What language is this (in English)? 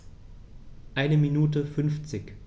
German